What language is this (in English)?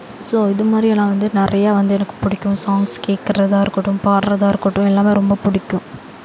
Tamil